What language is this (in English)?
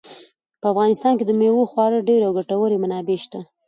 Pashto